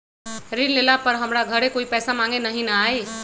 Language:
Magahi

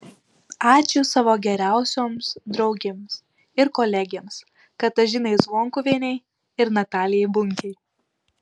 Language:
Lithuanian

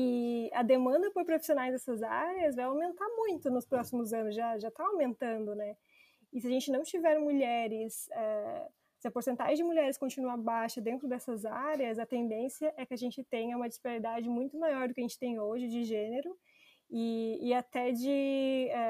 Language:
Portuguese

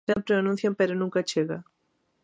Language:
Galician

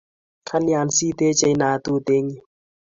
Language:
Kalenjin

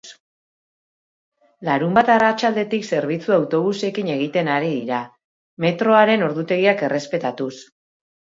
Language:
Basque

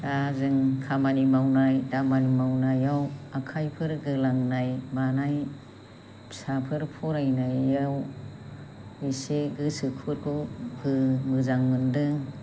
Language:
Bodo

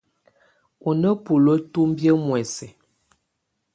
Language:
Tunen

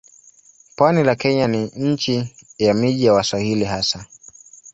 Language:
Swahili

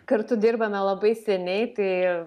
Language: Lithuanian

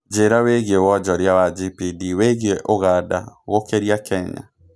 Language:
Kikuyu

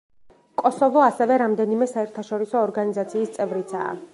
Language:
Georgian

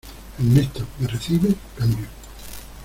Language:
Spanish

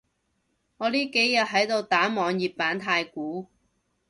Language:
Cantonese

